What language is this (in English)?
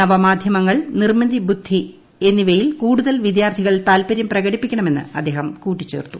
Malayalam